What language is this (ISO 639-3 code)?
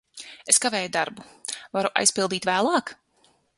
lav